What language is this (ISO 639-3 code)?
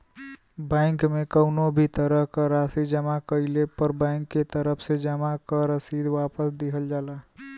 bho